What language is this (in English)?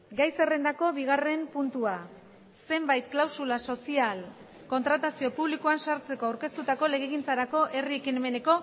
Basque